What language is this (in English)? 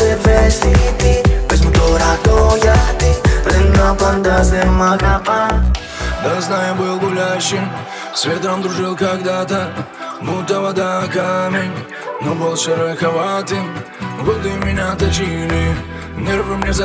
Russian